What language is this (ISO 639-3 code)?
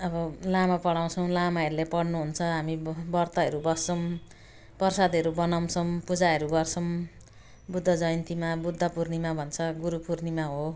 nep